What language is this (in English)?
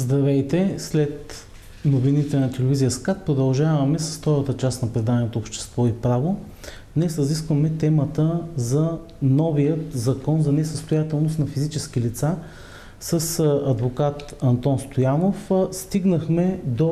Bulgarian